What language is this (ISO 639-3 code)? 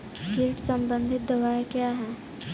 hin